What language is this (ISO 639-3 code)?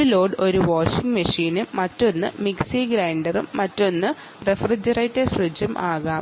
mal